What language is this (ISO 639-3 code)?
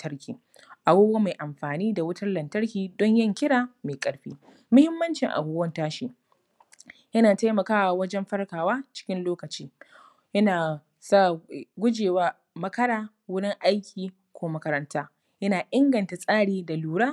hau